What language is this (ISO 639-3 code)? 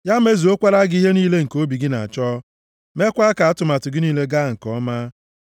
ibo